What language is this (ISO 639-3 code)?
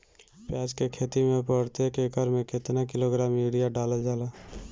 bho